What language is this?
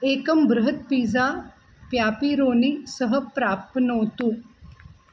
Sanskrit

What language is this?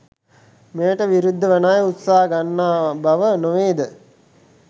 Sinhala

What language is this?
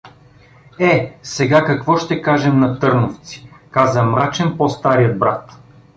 Bulgarian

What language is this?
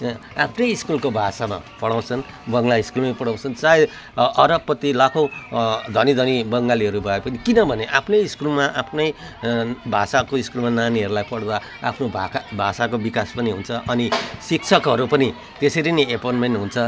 Nepali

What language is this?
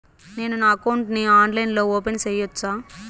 Telugu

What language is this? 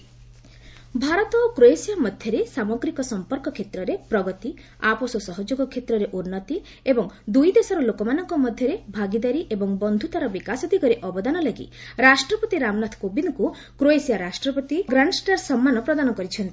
Odia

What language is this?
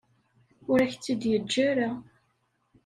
Kabyle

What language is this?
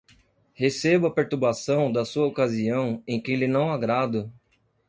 Portuguese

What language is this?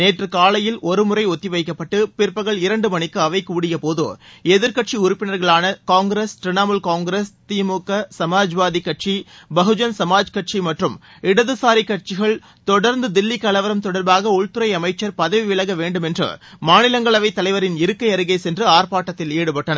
Tamil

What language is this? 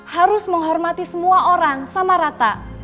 Indonesian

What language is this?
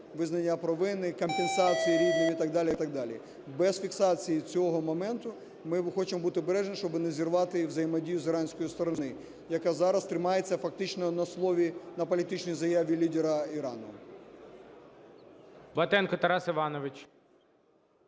Ukrainian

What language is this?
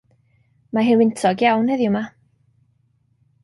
Welsh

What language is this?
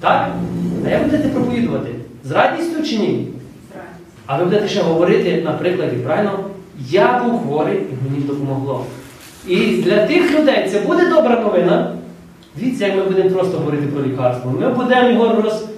Ukrainian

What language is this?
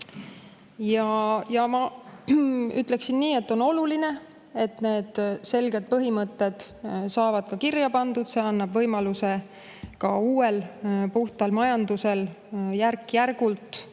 Estonian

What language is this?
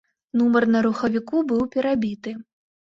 Belarusian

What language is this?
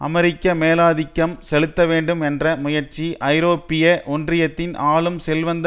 Tamil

